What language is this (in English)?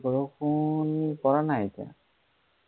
Assamese